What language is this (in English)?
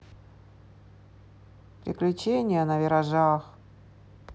Russian